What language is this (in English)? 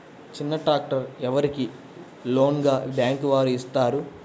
Telugu